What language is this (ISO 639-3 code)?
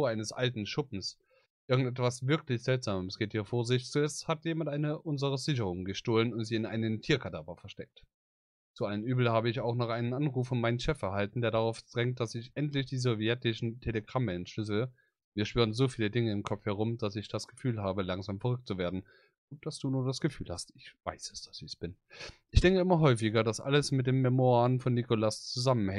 deu